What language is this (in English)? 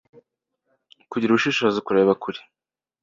Kinyarwanda